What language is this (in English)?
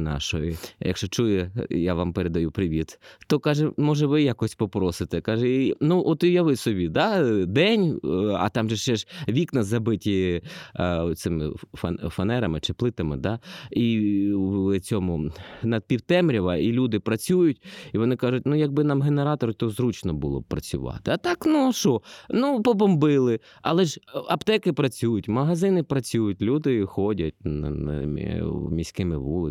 Ukrainian